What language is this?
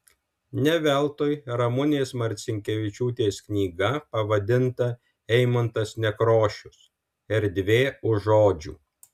Lithuanian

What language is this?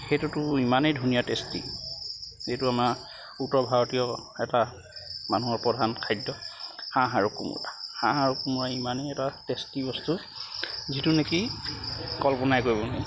Assamese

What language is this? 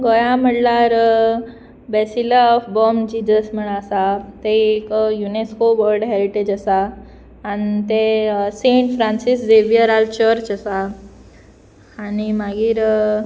Konkani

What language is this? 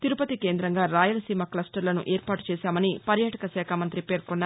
Telugu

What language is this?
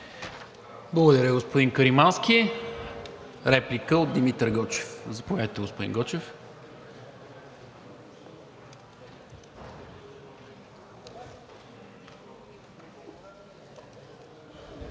Bulgarian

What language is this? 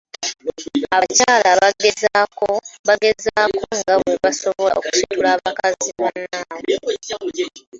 Ganda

